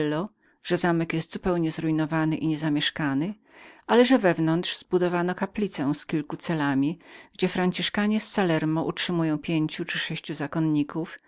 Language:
Polish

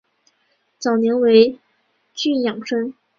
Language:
Chinese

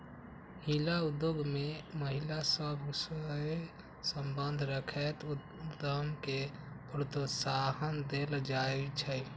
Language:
Magahi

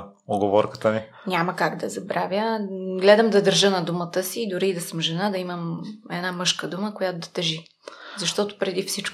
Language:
Bulgarian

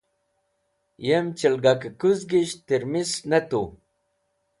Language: Wakhi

